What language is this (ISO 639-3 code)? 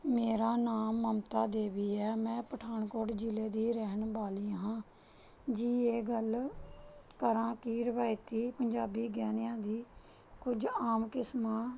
pan